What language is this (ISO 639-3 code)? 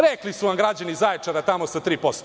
srp